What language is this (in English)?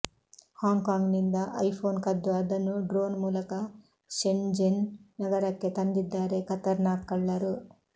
Kannada